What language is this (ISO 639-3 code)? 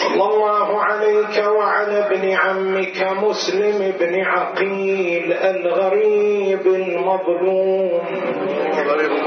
ara